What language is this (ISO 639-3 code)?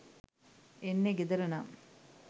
sin